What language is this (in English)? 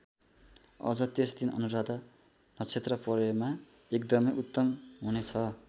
Nepali